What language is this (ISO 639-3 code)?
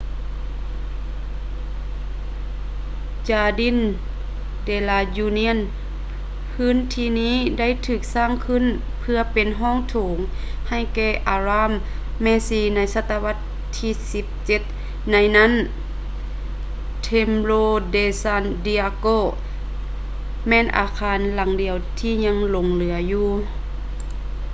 lao